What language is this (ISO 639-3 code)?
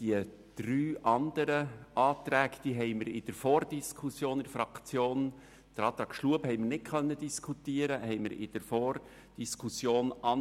gsw